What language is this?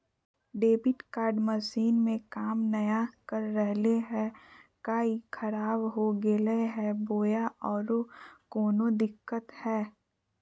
Magahi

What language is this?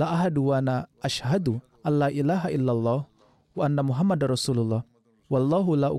Indonesian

